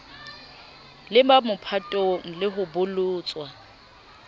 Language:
Southern Sotho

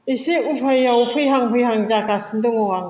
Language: Bodo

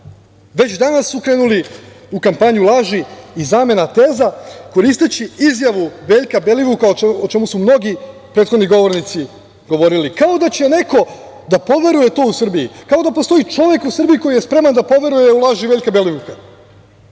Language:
Serbian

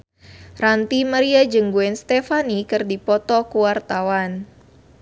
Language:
Sundanese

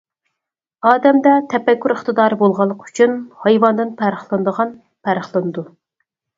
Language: Uyghur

